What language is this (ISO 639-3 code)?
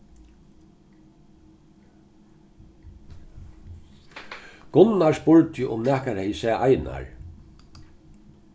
fao